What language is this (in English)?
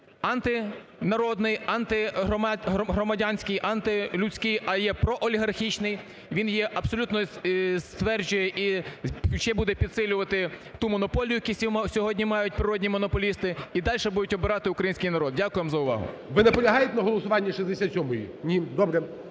Ukrainian